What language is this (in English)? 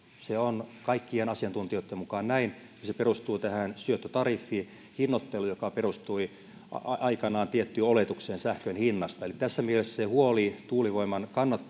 Finnish